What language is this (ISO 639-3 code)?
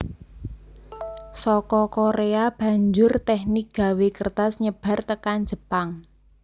jav